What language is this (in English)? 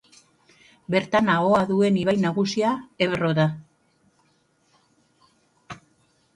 Basque